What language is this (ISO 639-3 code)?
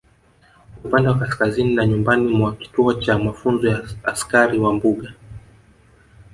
swa